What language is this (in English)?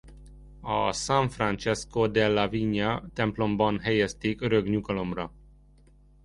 Hungarian